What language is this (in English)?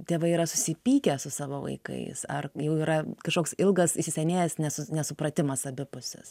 Lithuanian